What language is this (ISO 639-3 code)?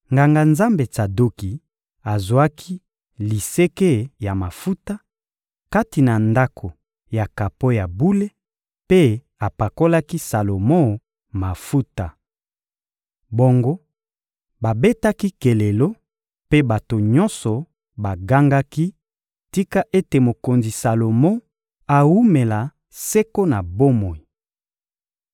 lin